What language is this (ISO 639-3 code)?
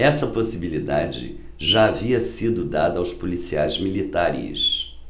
por